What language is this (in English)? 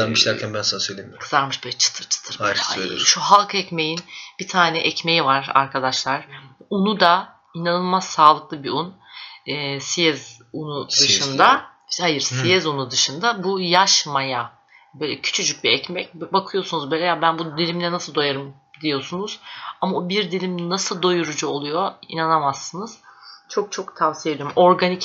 Turkish